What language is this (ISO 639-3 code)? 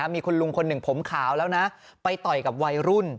tha